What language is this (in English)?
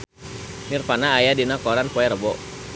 Sundanese